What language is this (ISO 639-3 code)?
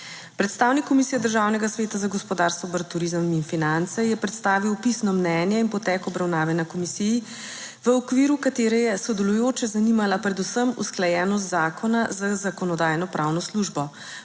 slv